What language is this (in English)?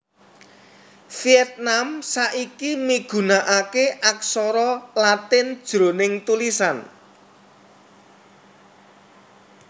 Javanese